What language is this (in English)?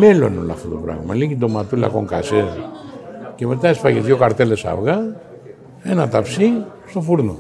Greek